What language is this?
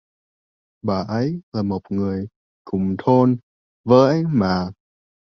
Vietnamese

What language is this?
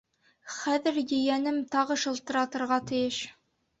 Bashkir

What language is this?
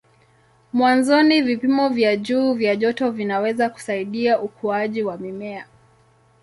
Swahili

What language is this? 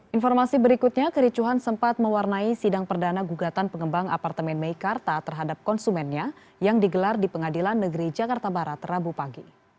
Indonesian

